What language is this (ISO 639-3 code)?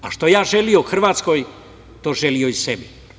srp